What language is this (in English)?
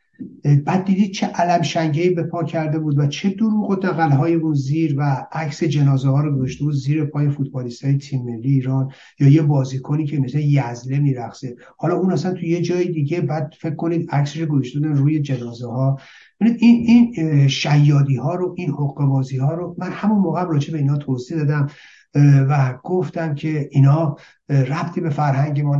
Persian